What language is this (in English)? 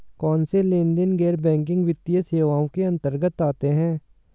Hindi